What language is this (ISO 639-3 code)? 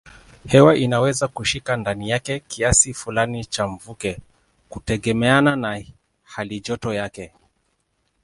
swa